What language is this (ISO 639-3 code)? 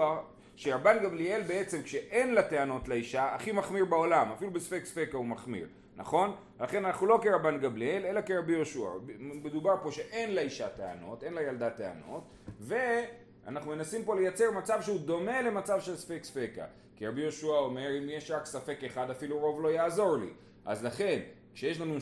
heb